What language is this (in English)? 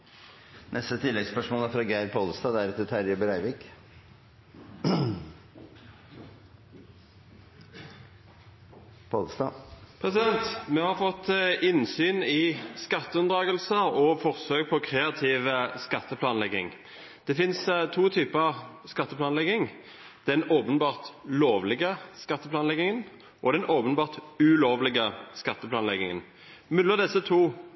Norwegian